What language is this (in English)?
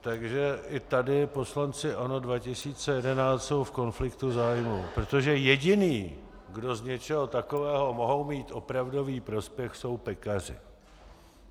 Czech